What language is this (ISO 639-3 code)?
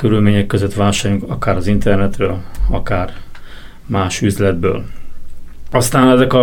hun